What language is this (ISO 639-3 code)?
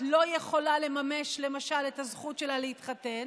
heb